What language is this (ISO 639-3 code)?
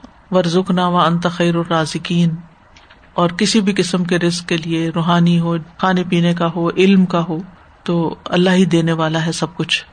urd